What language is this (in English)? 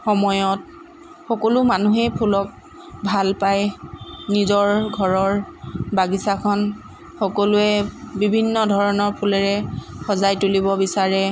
Assamese